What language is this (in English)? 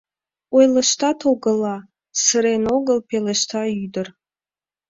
Mari